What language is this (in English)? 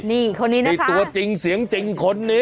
Thai